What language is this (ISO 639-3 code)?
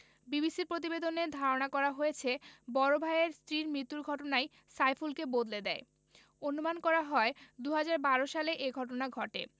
ben